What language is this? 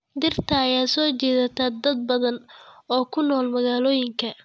Somali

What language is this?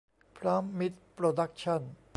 Thai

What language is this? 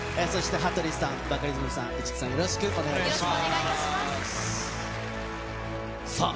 Japanese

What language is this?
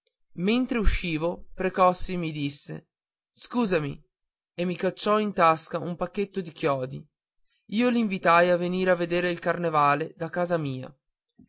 Italian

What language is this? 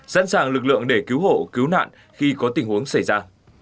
Vietnamese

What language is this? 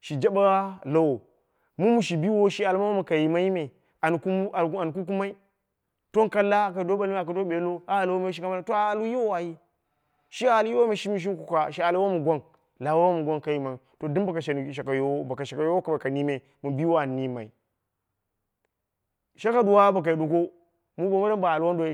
Dera (Nigeria)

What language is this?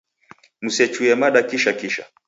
Taita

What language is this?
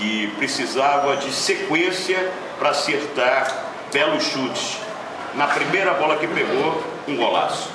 Portuguese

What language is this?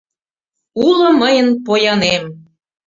Mari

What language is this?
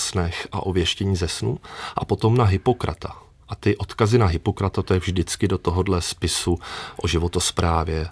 Czech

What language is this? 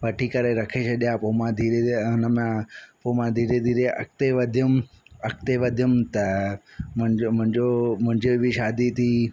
Sindhi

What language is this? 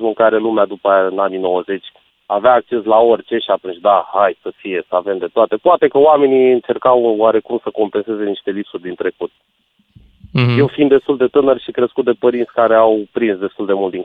Romanian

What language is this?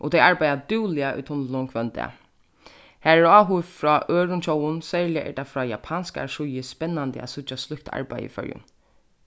Faroese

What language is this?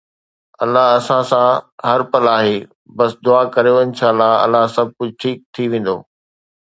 Sindhi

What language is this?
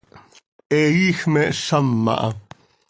Seri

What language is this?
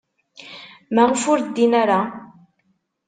Kabyle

